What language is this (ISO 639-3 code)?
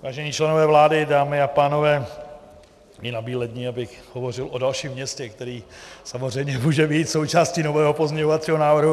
ces